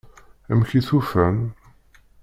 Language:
Kabyle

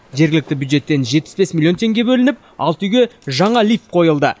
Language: Kazakh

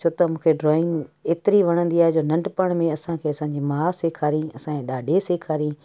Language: Sindhi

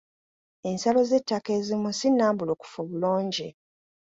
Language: Ganda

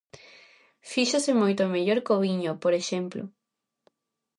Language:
Galician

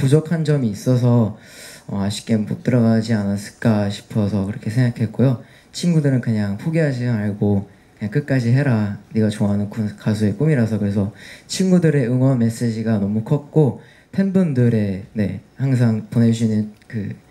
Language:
Korean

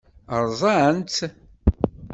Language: Kabyle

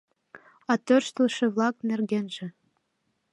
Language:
Mari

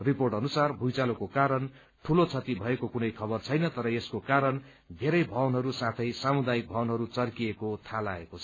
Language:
Nepali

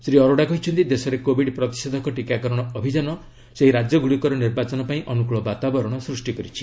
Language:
Odia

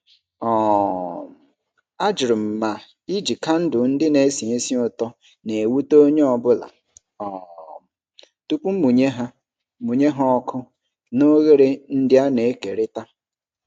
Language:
Igbo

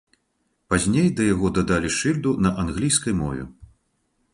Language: Belarusian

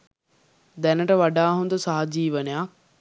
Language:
Sinhala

